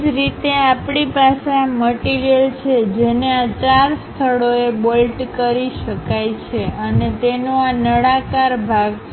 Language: Gujarati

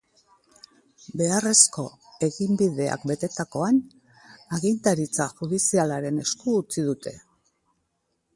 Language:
Basque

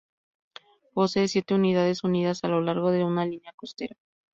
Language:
Spanish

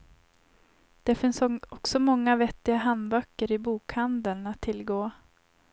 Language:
Swedish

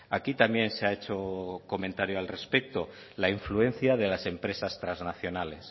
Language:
Spanish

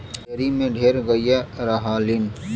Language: Bhojpuri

